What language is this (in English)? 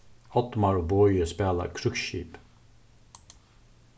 Faroese